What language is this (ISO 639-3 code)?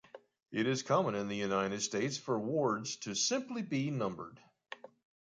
eng